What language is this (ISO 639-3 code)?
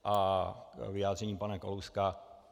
ces